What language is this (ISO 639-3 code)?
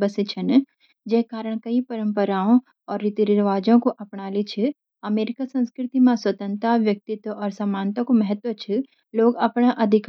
gbm